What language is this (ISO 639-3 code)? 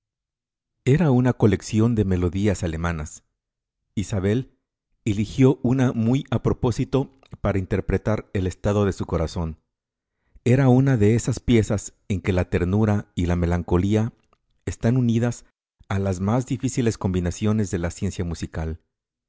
spa